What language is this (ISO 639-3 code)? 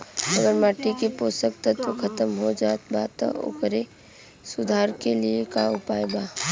bho